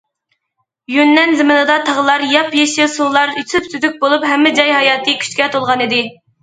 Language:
Uyghur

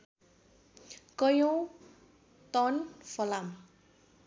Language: Nepali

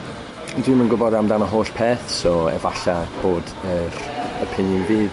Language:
Welsh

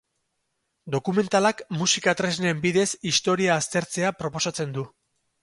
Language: Basque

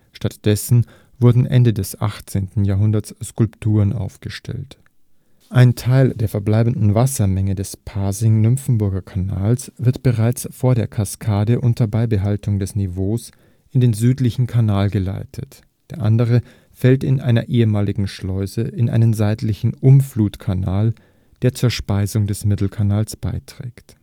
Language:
German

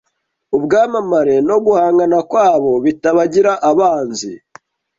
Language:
Kinyarwanda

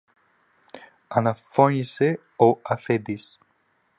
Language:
Greek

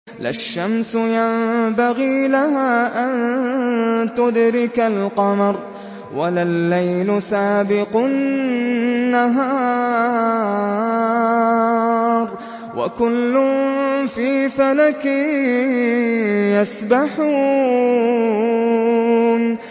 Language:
Arabic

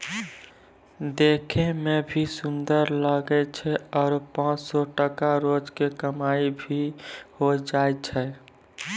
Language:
Maithili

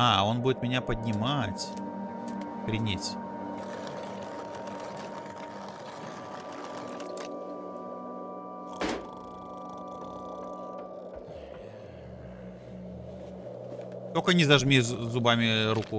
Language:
Russian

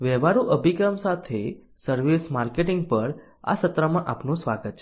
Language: Gujarati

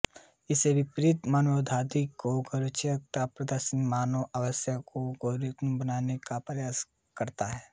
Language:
Hindi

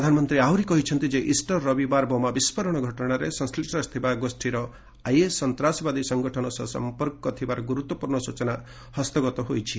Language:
Odia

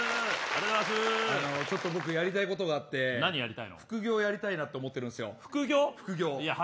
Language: Japanese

